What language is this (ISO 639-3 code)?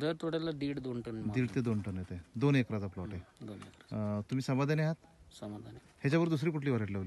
ron